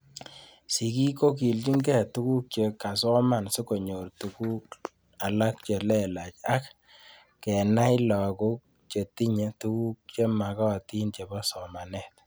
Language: Kalenjin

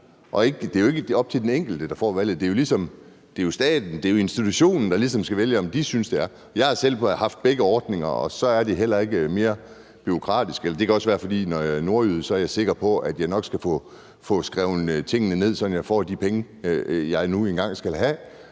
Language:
Danish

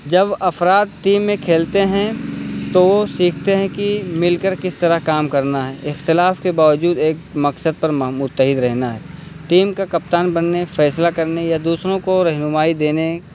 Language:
Urdu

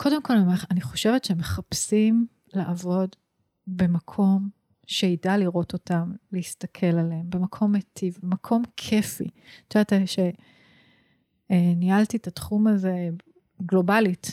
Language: Hebrew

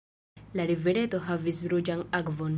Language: Esperanto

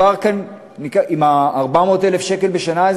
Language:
Hebrew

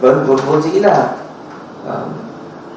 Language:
Vietnamese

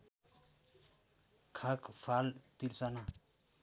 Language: Nepali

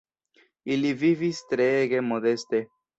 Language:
Esperanto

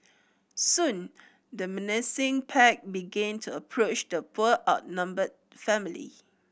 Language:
English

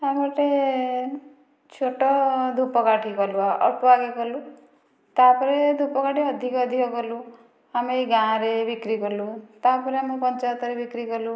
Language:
Odia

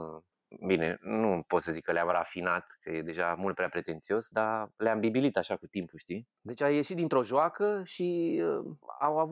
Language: Romanian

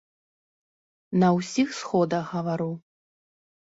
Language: Belarusian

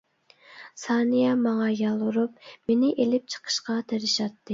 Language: Uyghur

